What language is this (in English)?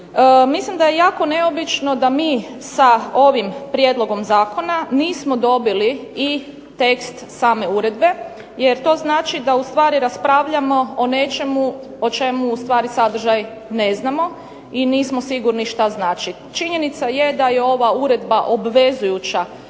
Croatian